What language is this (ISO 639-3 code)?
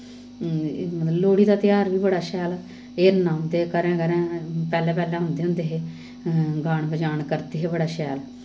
doi